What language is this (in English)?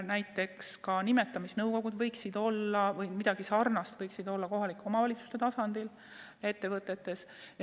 Estonian